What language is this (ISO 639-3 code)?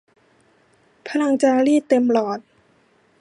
tha